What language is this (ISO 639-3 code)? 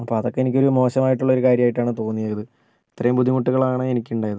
mal